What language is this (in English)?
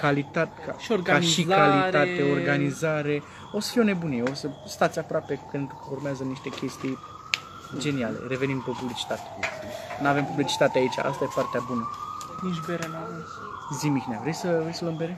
Romanian